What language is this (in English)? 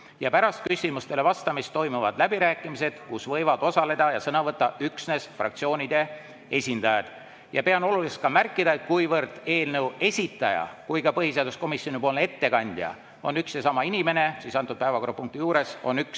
Estonian